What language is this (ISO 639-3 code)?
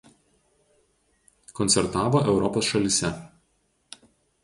lit